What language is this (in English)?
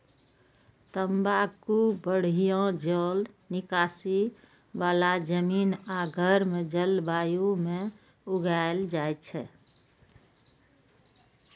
Maithili